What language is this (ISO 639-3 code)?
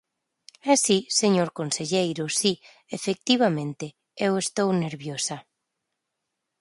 glg